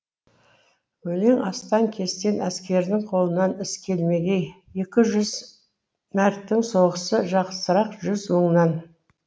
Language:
Kazakh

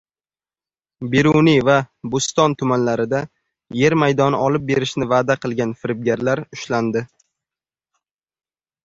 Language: Uzbek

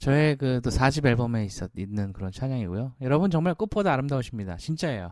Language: Korean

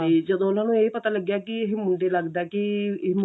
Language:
Punjabi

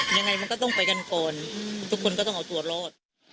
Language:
Thai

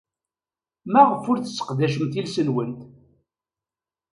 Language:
Kabyle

